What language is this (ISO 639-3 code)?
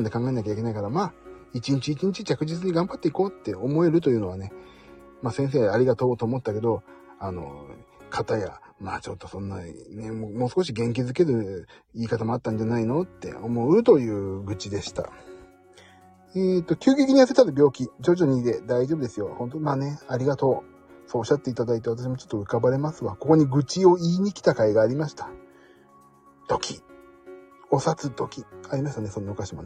jpn